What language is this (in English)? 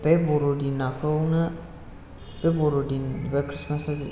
Bodo